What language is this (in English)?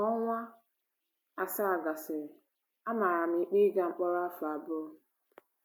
Igbo